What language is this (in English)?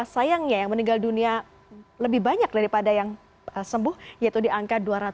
Indonesian